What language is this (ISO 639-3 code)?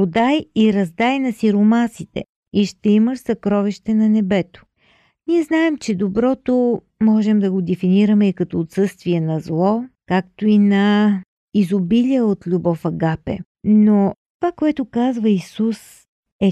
bul